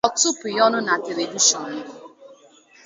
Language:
Igbo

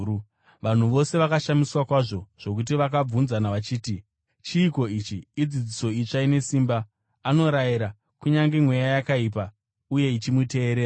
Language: Shona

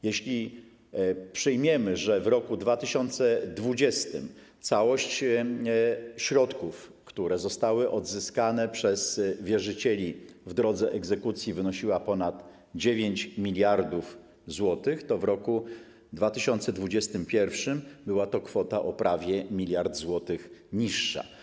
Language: Polish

